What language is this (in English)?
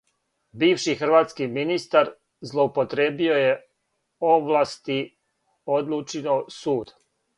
Serbian